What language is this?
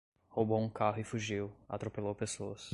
Portuguese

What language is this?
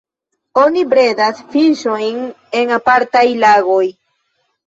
Esperanto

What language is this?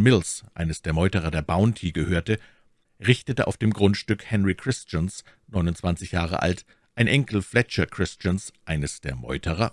German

